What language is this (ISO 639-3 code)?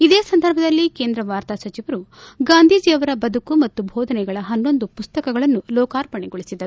kan